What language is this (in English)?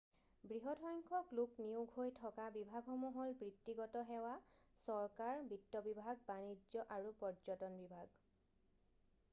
Assamese